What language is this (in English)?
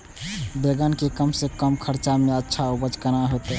Maithili